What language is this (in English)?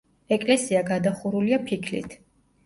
Georgian